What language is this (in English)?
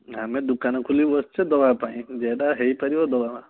Odia